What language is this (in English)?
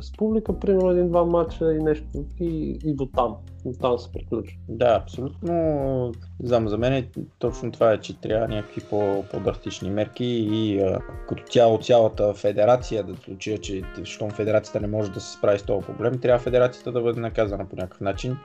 Bulgarian